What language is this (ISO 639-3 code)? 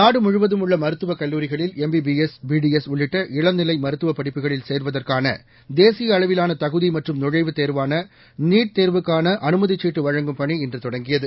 tam